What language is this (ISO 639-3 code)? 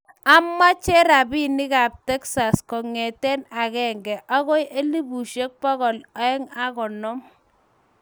kln